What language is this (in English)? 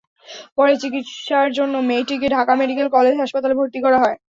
Bangla